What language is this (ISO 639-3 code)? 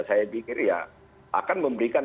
ind